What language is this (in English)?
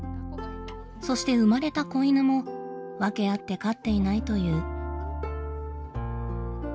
Japanese